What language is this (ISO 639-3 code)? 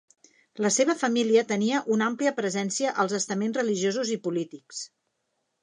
cat